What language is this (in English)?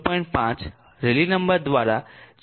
Gujarati